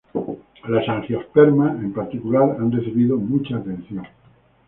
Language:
Spanish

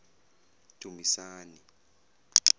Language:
Zulu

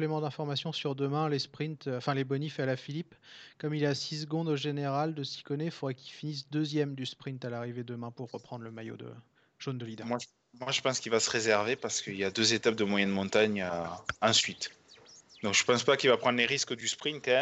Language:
French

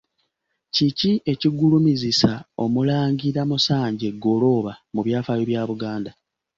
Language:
Ganda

